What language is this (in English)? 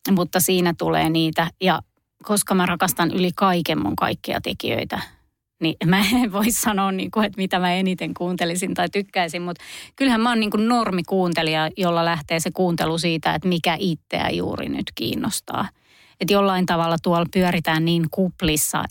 Finnish